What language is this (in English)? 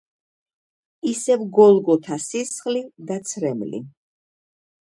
Georgian